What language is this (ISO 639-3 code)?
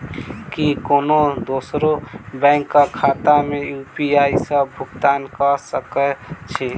mai